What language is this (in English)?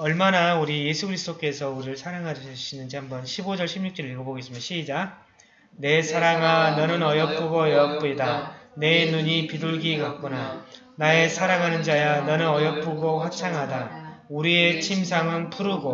Korean